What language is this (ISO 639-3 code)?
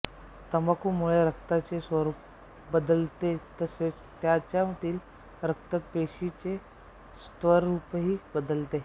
mar